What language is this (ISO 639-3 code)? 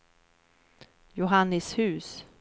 swe